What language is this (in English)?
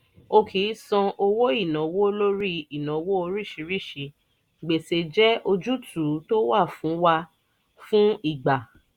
Yoruba